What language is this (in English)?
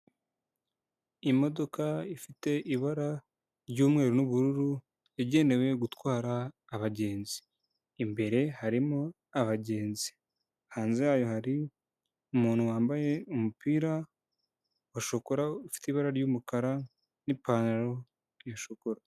Kinyarwanda